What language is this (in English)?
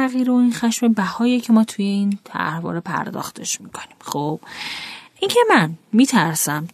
Persian